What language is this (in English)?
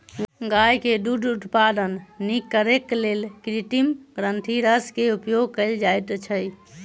Maithili